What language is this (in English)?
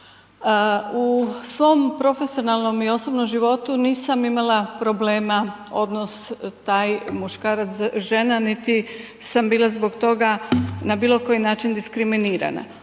Croatian